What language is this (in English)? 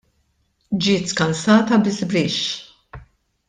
Maltese